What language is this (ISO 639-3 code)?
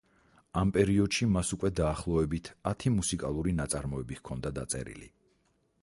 kat